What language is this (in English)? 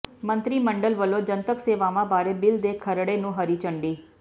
Punjabi